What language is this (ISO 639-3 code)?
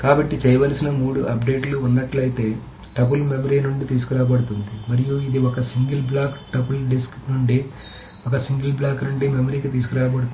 tel